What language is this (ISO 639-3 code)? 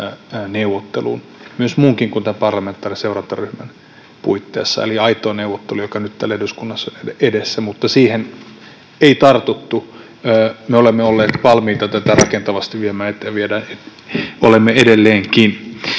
fin